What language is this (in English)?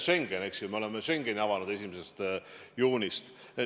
Estonian